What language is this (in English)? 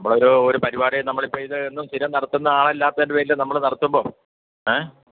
Malayalam